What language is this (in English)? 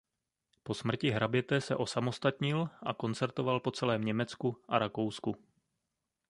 Czech